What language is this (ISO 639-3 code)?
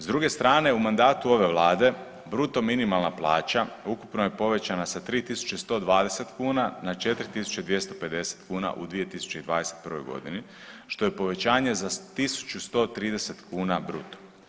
hrv